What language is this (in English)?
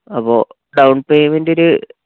Malayalam